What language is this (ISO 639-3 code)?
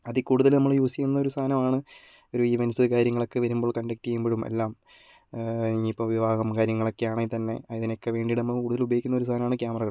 mal